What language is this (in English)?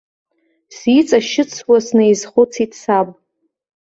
Abkhazian